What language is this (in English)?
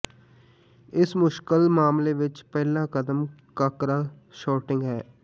Punjabi